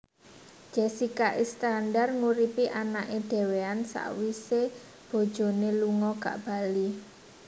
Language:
Javanese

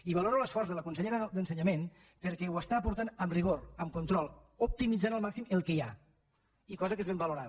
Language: Catalan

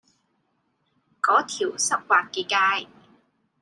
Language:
Cantonese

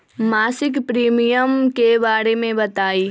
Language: Magahi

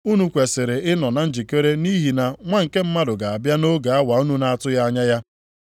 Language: Igbo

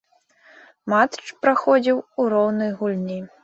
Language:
Belarusian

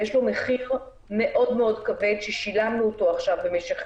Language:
Hebrew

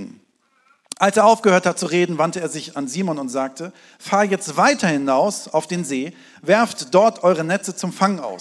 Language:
German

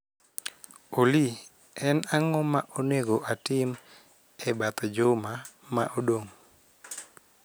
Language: Luo (Kenya and Tanzania)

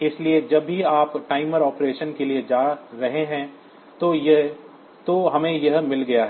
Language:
Hindi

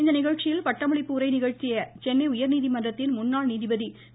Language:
Tamil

